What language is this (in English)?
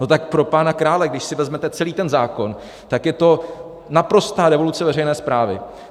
Czech